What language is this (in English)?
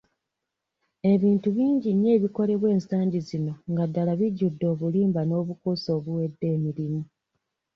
Ganda